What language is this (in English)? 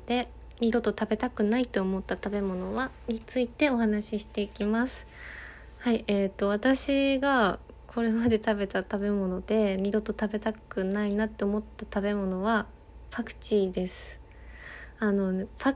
Japanese